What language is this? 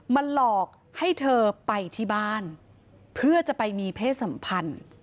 Thai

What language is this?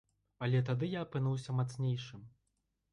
Belarusian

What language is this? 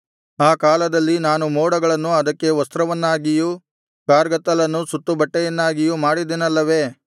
Kannada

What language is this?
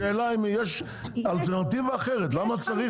Hebrew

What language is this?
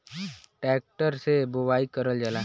Bhojpuri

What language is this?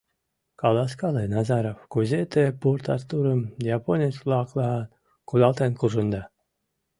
Mari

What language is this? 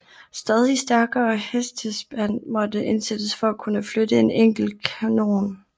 Danish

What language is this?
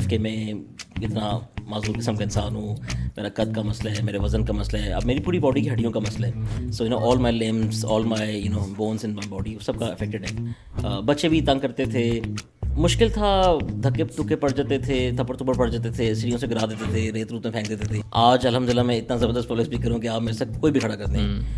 Urdu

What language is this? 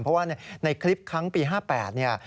Thai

